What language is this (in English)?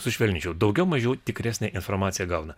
Lithuanian